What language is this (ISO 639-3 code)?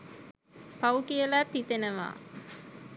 sin